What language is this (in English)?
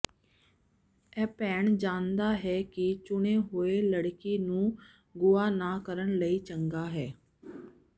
Punjabi